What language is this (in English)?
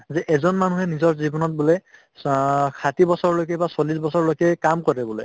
Assamese